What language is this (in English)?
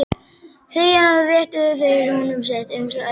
Icelandic